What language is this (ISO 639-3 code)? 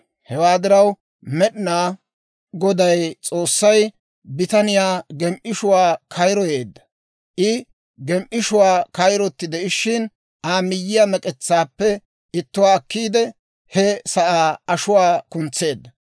dwr